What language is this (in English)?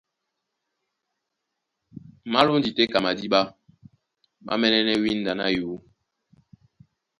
Duala